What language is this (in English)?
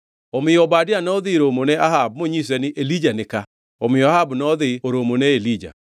Luo (Kenya and Tanzania)